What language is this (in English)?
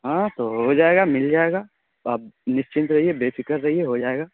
Urdu